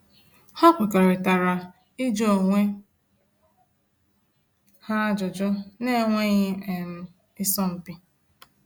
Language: Igbo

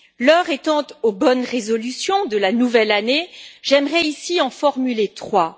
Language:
French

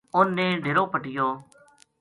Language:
Gujari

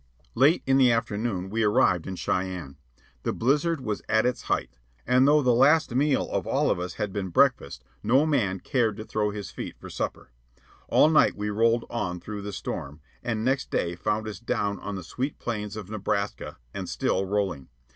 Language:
English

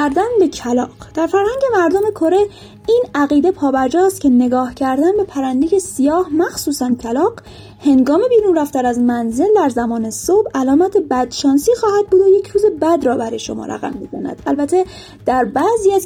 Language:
Persian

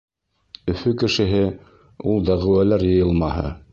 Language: Bashkir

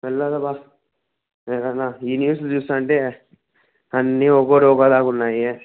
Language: Telugu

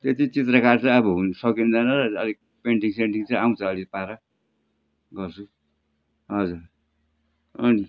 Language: Nepali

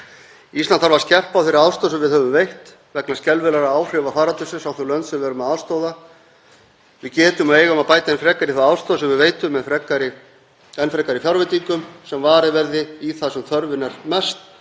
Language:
Icelandic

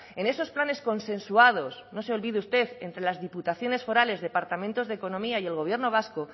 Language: Spanish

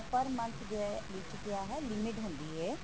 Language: Punjabi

